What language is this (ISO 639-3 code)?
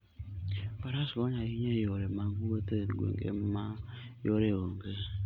luo